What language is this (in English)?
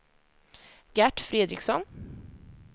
Swedish